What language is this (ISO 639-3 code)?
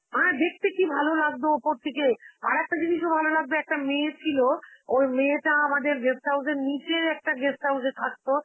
ben